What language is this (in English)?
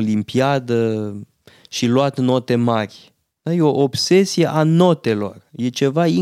Romanian